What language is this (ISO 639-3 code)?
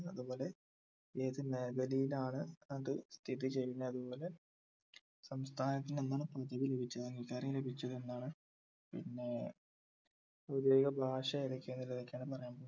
mal